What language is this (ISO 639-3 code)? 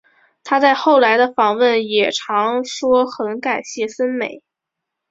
zho